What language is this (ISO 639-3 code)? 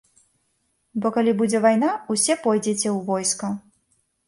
bel